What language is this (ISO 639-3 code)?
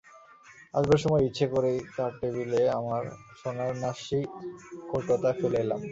ben